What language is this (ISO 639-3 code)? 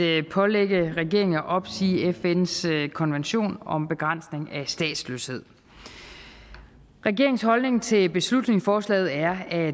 dan